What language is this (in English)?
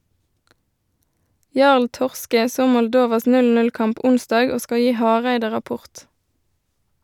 Norwegian